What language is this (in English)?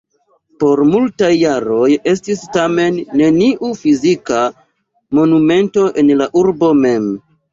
Esperanto